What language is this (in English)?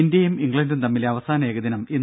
Malayalam